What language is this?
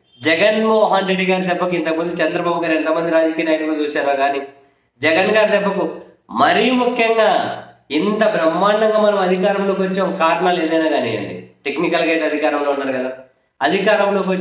Telugu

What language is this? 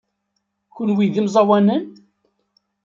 Kabyle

